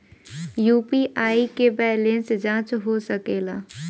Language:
Bhojpuri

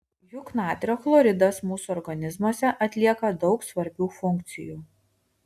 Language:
Lithuanian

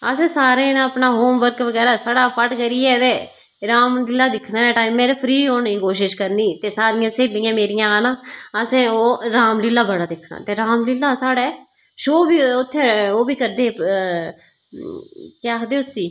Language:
Dogri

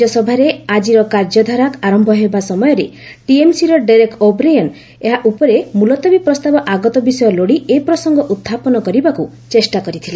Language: Odia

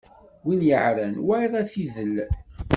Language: Kabyle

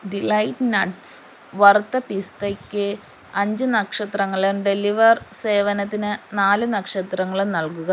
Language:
Malayalam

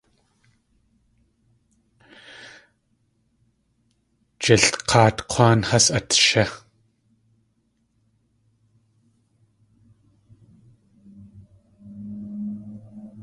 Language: Tlingit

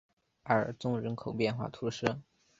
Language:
Chinese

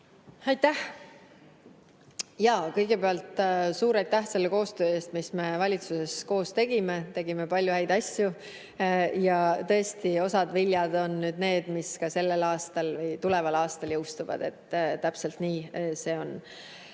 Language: Estonian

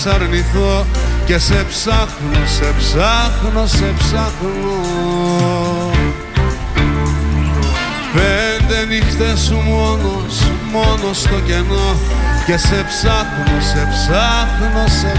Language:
Greek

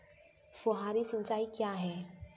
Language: Hindi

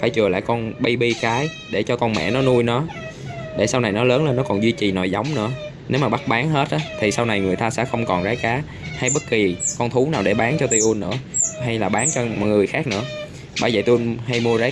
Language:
Vietnamese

